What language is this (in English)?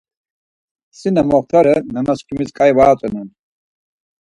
Laz